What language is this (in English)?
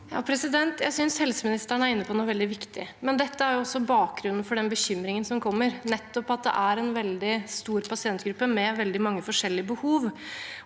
Norwegian